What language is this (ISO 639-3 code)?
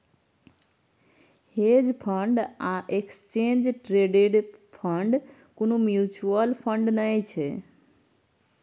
mai